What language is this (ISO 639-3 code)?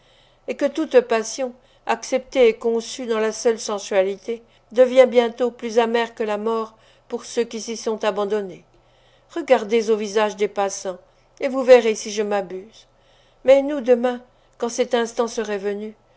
fra